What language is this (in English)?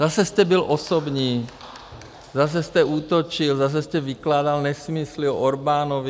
Czech